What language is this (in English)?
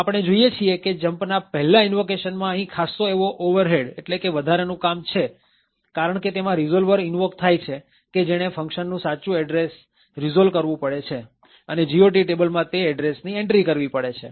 Gujarati